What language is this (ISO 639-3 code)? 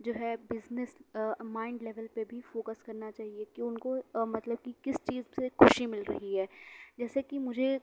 urd